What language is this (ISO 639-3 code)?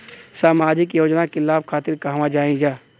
bho